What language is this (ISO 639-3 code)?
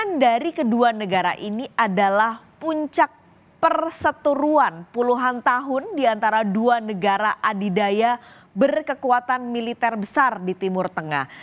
ind